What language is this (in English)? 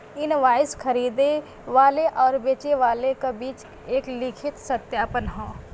Bhojpuri